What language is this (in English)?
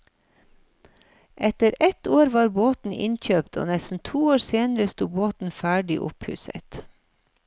Norwegian